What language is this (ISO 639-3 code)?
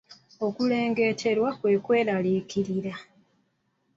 lug